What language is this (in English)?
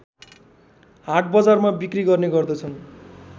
Nepali